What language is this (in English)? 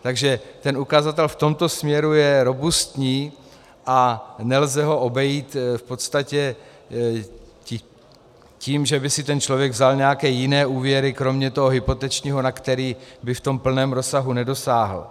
Czech